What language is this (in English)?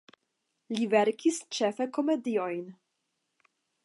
Esperanto